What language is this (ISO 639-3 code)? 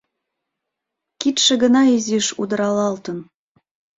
chm